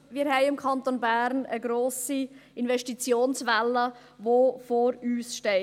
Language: Swiss German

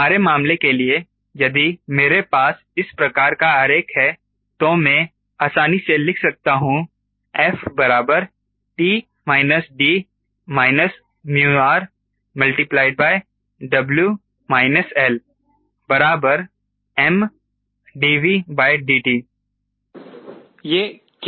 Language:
Hindi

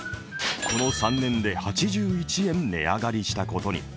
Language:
Japanese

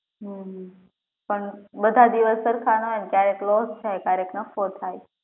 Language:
Gujarati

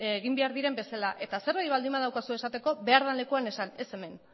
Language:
Basque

